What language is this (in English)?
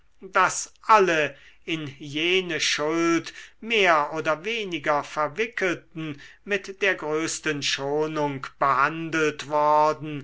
German